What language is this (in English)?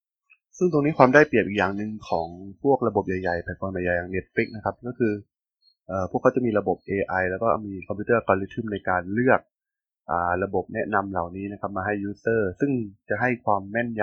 Thai